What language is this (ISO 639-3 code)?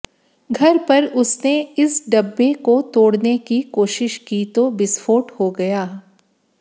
hin